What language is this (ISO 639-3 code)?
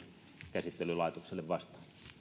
fin